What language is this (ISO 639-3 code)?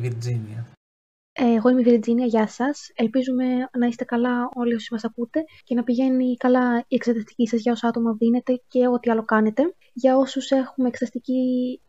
ell